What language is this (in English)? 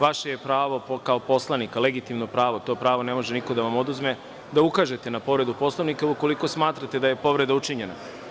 Serbian